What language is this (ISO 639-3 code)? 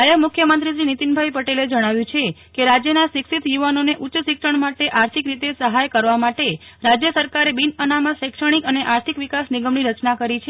guj